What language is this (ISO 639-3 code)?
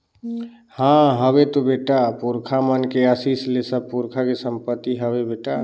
hne